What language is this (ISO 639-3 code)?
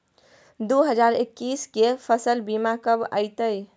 mai